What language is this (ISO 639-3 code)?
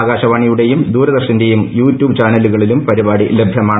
mal